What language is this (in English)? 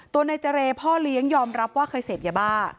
Thai